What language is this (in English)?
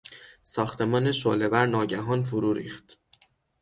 Persian